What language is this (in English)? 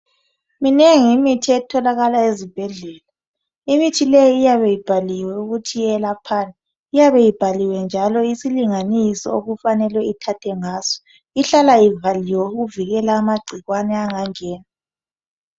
North Ndebele